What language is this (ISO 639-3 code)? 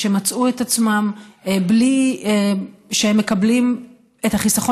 heb